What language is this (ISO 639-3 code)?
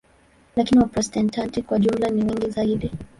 swa